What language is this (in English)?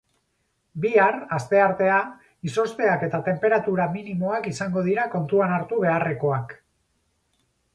Basque